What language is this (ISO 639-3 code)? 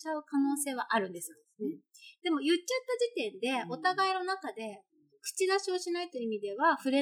jpn